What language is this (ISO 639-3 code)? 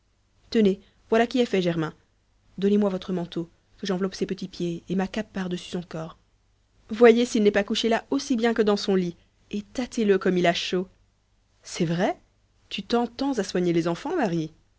fra